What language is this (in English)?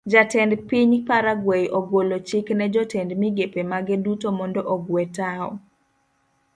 Luo (Kenya and Tanzania)